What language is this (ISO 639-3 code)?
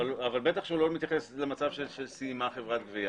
heb